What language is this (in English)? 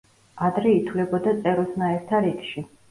Georgian